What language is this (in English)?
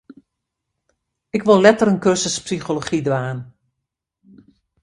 Western Frisian